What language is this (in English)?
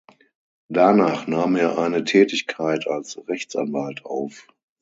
German